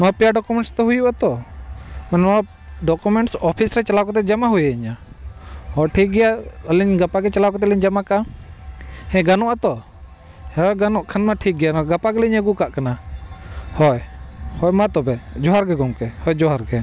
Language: Santali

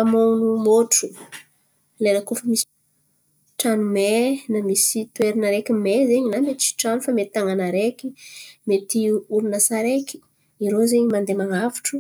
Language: Antankarana Malagasy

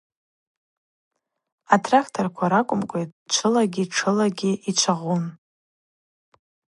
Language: Abaza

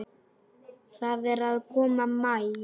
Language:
Icelandic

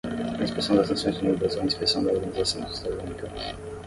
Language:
Portuguese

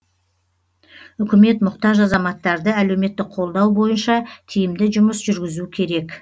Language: Kazakh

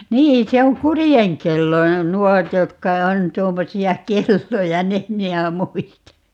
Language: Finnish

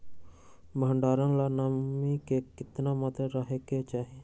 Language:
Magahi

